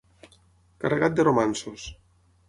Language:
Catalan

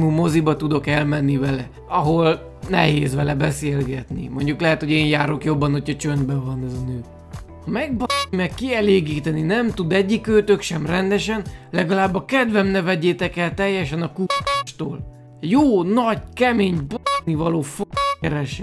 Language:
Hungarian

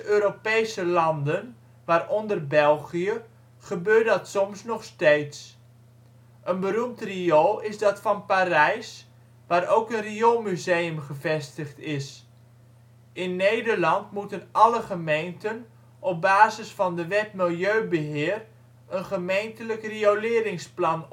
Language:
Dutch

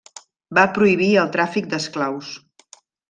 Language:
Catalan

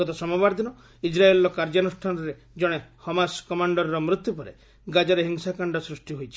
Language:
Odia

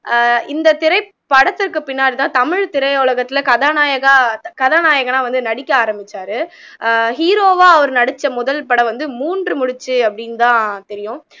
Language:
Tamil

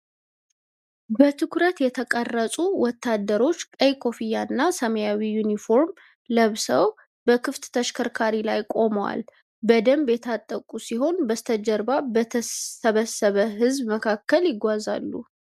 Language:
Amharic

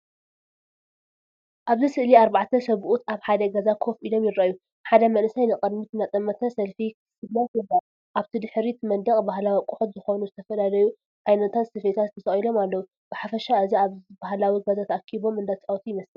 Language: Tigrinya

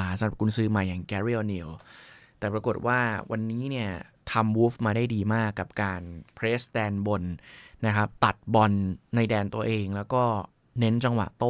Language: Thai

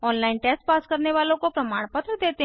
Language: Hindi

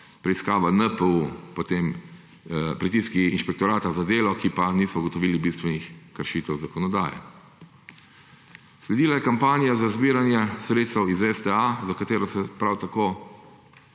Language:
Slovenian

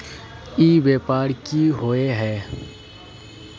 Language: Magahi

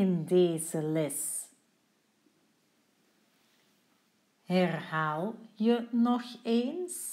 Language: Dutch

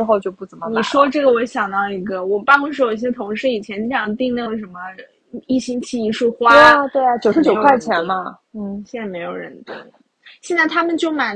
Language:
Chinese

